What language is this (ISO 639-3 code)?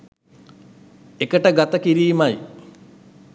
sin